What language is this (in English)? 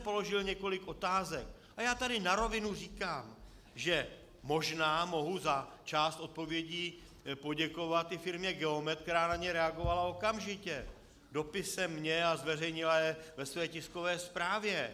Czech